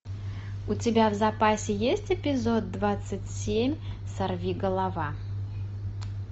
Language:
Russian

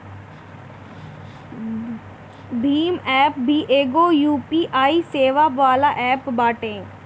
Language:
Bhojpuri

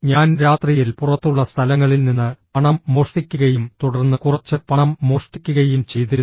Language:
Malayalam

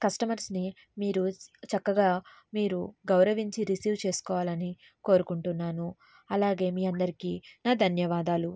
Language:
Telugu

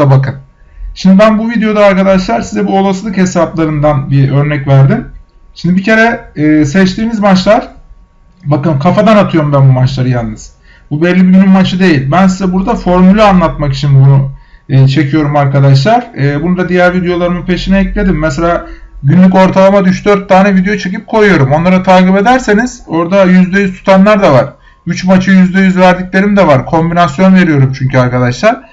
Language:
Turkish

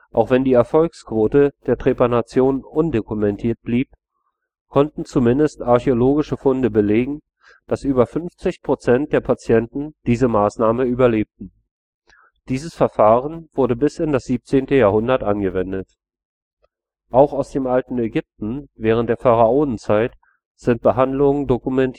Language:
German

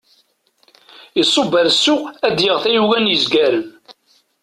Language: Kabyle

